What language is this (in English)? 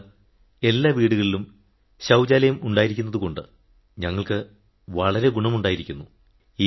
Malayalam